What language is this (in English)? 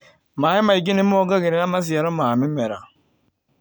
Kikuyu